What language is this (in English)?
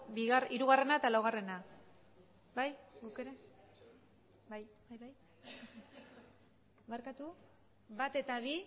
Basque